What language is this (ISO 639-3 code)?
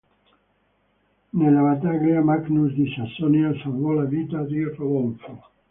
ita